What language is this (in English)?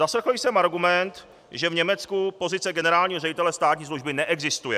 Czech